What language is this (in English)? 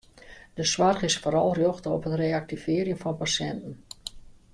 Western Frisian